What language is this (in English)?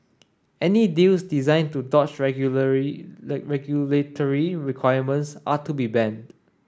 English